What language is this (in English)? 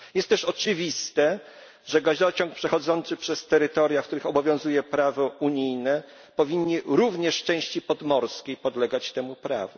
Polish